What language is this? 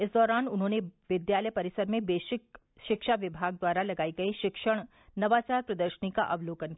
Hindi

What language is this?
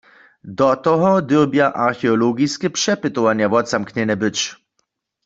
Upper Sorbian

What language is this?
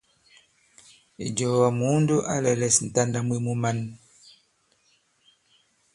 Bankon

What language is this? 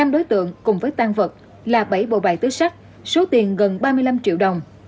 Vietnamese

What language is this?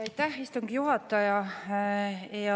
Estonian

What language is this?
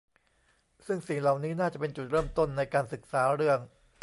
Thai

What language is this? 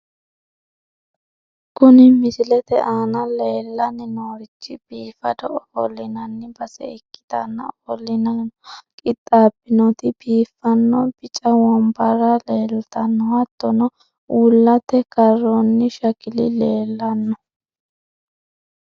Sidamo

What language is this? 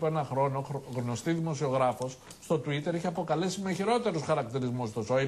Greek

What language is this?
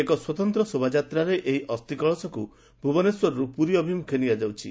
Odia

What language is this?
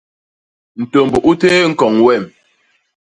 Basaa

